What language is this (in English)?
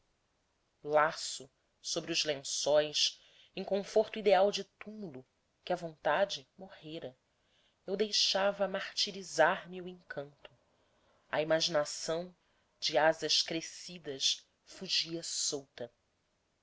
Portuguese